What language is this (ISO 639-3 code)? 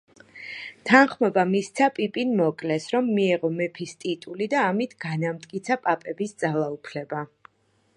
kat